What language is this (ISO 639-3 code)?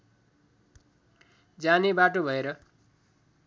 nep